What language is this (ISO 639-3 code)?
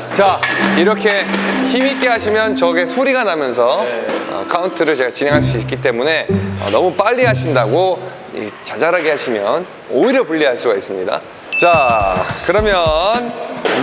kor